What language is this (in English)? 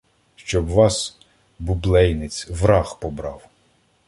Ukrainian